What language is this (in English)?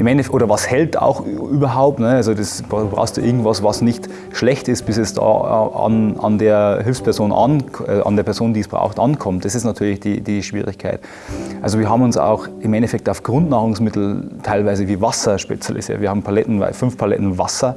German